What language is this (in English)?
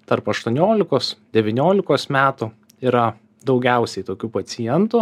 Lithuanian